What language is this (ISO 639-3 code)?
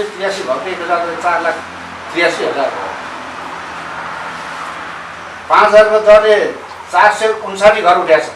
ind